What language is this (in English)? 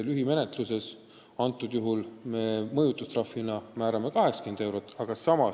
Estonian